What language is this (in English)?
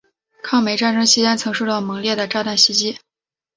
Chinese